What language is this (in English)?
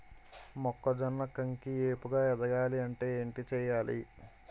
Telugu